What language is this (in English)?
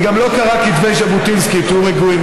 Hebrew